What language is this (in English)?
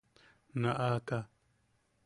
Yaqui